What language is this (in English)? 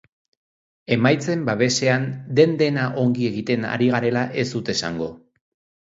Basque